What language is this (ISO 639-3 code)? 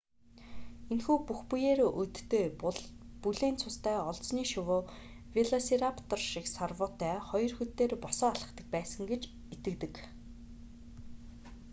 mon